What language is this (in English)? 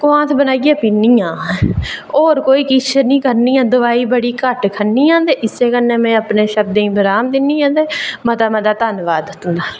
Dogri